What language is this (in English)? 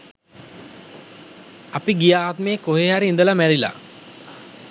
Sinhala